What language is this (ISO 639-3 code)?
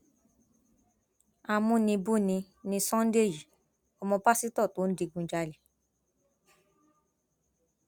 yor